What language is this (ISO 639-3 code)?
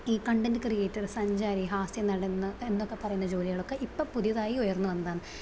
mal